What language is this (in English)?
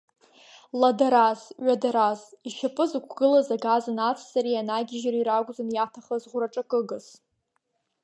Abkhazian